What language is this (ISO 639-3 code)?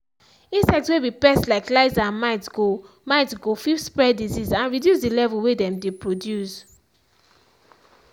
pcm